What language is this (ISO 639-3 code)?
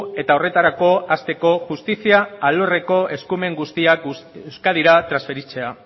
eus